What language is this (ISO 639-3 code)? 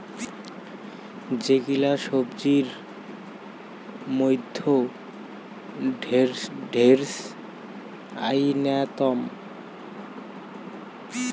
ben